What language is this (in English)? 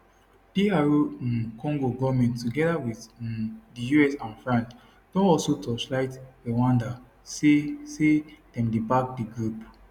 Nigerian Pidgin